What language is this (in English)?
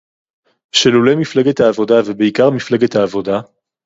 Hebrew